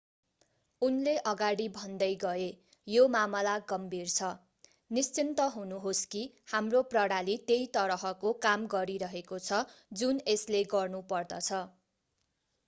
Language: Nepali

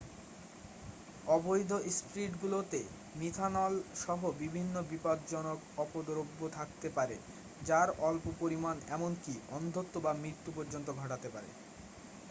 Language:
Bangla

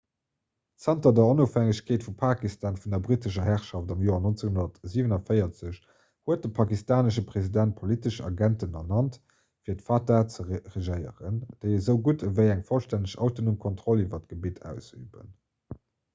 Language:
Luxembourgish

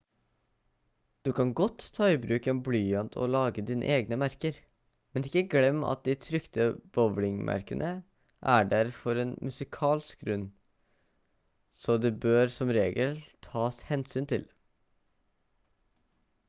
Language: Norwegian Bokmål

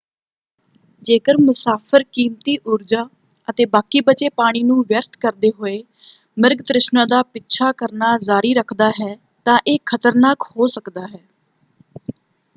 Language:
Punjabi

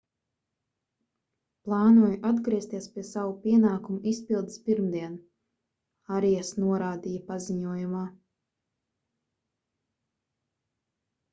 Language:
Latvian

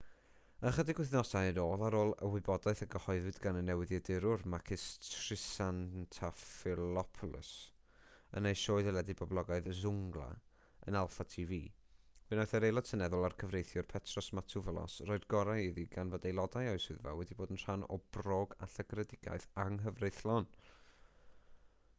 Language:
Welsh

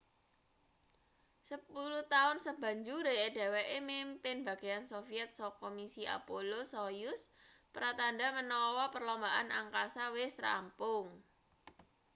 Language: Javanese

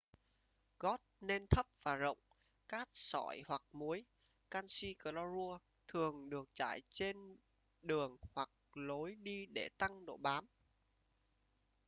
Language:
Vietnamese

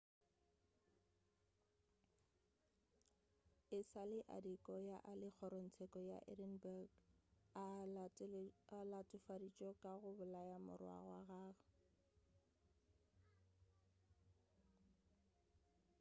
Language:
Northern Sotho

